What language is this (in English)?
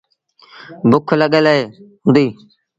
Sindhi Bhil